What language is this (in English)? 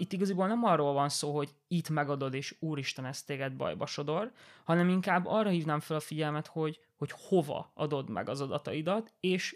Hungarian